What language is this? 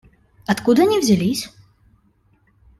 Russian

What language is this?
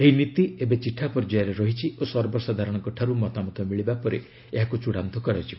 Odia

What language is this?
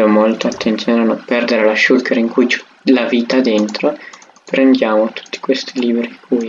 Italian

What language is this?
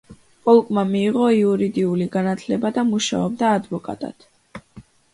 Georgian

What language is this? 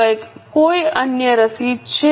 Gujarati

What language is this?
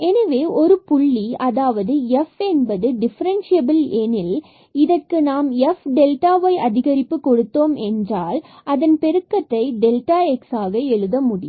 Tamil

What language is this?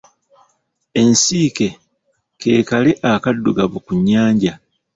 Ganda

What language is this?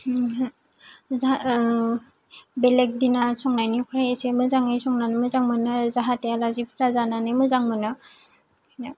Bodo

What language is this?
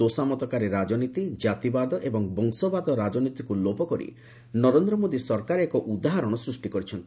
Odia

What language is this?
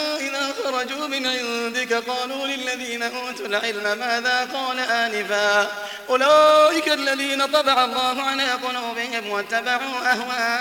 Arabic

